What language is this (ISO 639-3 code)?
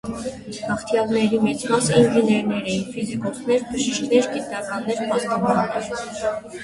hye